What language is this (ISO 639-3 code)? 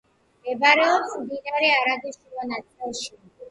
kat